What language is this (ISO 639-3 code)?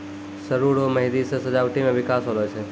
mai